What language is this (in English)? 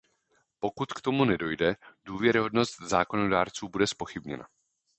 Czech